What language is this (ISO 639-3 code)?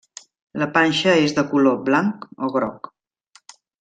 cat